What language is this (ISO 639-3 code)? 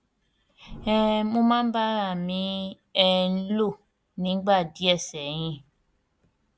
yor